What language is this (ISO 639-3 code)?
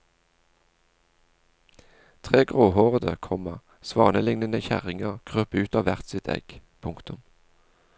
nor